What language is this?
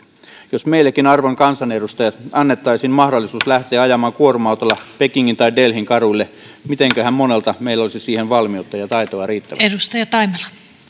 Finnish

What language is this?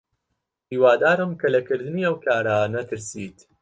Central Kurdish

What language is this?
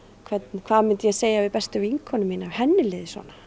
Icelandic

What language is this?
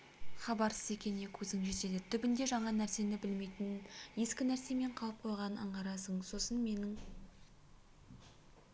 Kazakh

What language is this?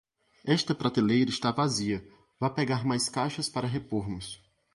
Portuguese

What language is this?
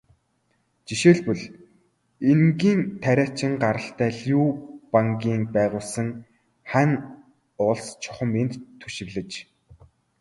Mongolian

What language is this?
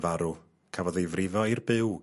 Welsh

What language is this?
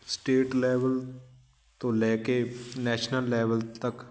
Punjabi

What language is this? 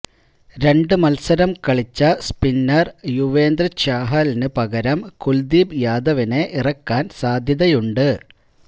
Malayalam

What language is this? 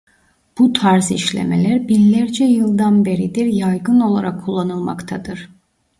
Turkish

